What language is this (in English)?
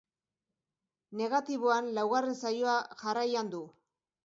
Basque